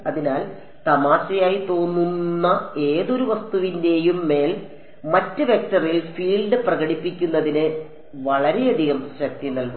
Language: Malayalam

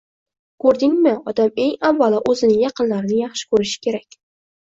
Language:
Uzbek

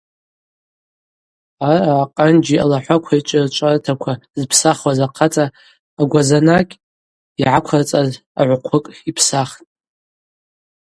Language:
Abaza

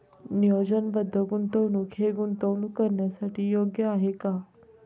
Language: Marathi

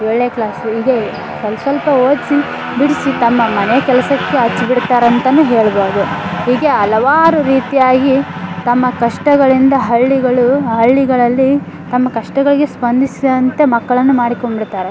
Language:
Kannada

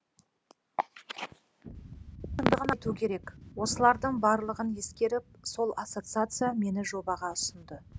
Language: Kazakh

